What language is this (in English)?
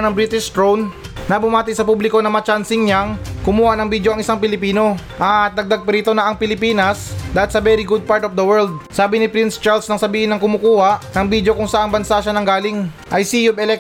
Filipino